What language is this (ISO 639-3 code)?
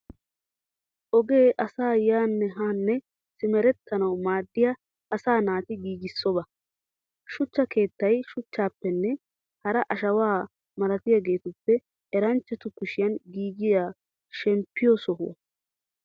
wal